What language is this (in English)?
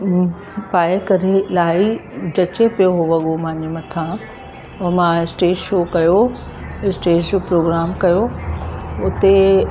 Sindhi